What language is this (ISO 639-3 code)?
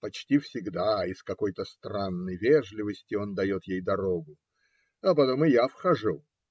rus